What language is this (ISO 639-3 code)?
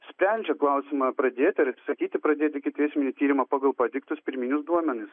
lit